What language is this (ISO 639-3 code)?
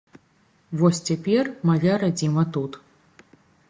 bel